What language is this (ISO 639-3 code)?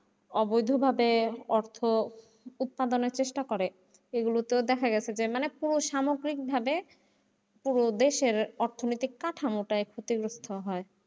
ben